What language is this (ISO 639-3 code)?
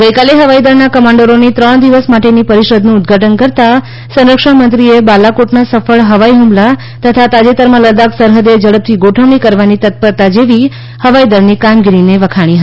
guj